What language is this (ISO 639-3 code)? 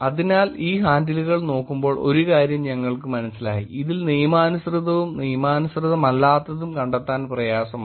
mal